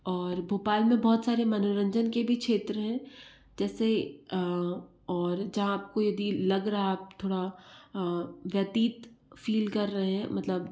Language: Hindi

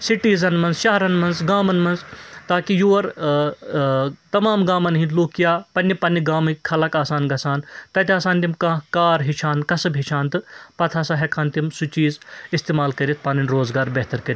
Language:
Kashmiri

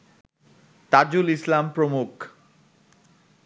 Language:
Bangla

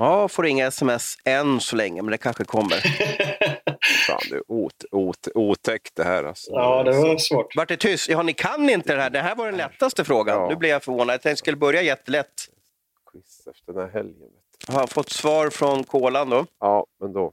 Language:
Swedish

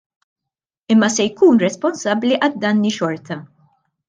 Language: Maltese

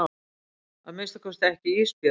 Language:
Icelandic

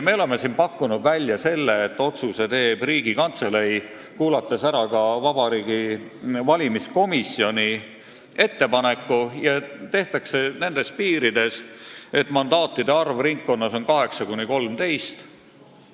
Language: Estonian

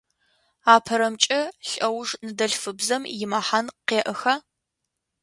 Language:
Adyghe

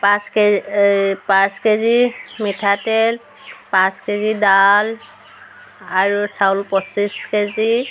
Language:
Assamese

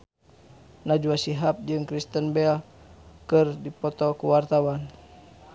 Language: Sundanese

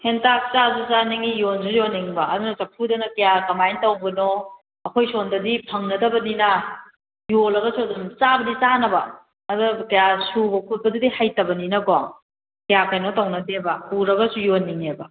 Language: Manipuri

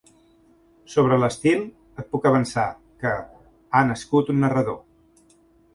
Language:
Catalan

